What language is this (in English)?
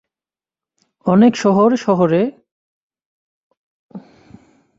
Bangla